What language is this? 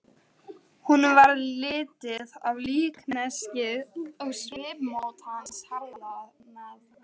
Icelandic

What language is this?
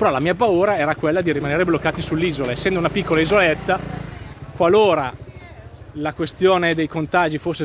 Italian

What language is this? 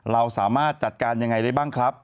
Thai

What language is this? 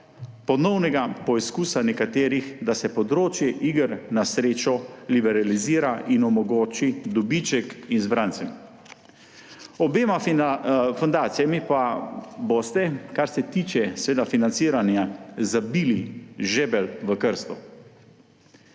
Slovenian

